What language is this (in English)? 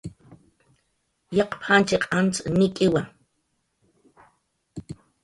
Jaqaru